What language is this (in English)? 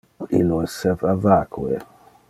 Interlingua